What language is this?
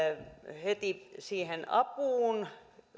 Finnish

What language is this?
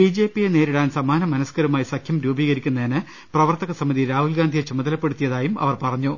Malayalam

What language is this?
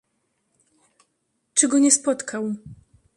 Polish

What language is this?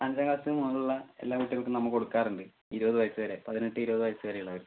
Malayalam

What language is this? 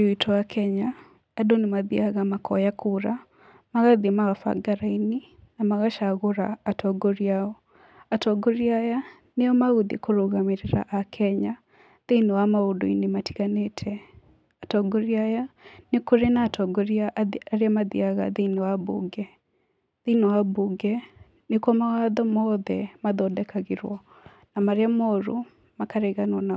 Kikuyu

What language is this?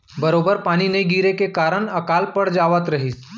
Chhattisgarhi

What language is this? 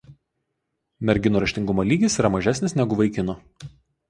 Lithuanian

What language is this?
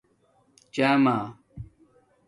Domaaki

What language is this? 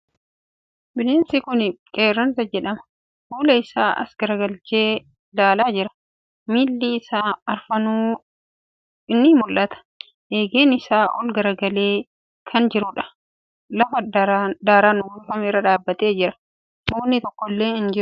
Oromo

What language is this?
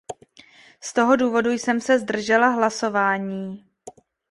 Czech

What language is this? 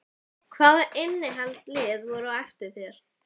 Icelandic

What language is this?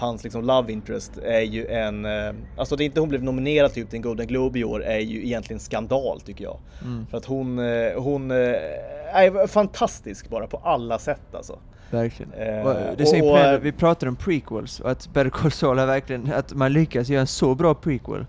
Swedish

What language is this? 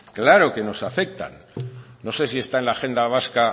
Spanish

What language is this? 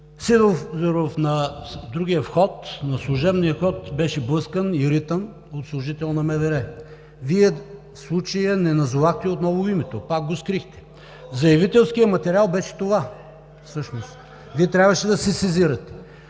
Bulgarian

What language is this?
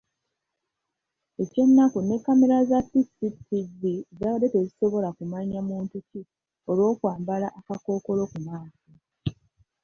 Ganda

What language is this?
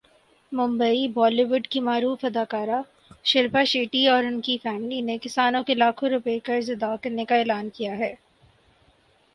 Urdu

